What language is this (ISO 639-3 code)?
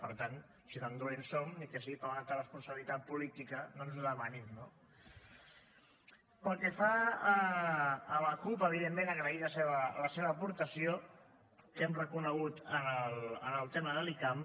cat